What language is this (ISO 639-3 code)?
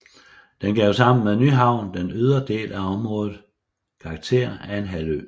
dan